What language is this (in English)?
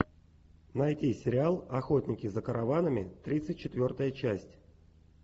Russian